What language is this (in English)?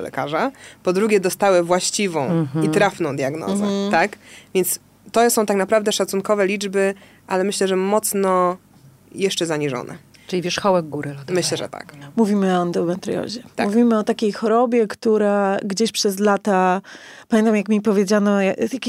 Polish